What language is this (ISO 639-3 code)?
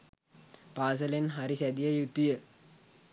sin